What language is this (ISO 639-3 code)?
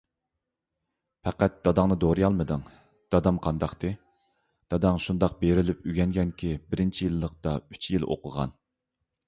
uig